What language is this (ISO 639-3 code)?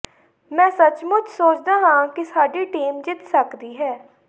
pan